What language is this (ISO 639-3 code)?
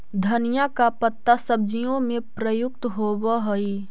mag